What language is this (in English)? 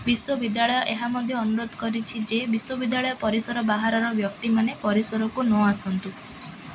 Odia